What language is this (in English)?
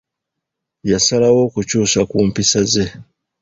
Ganda